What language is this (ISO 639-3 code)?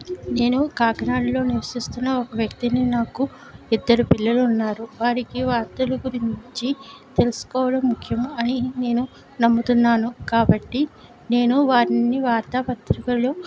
tel